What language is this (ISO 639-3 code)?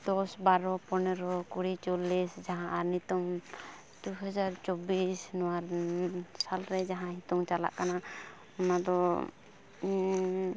sat